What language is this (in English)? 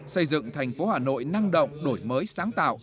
Vietnamese